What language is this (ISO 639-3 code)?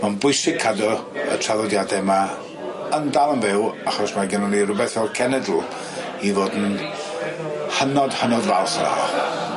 cym